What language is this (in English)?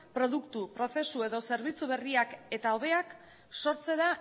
Basque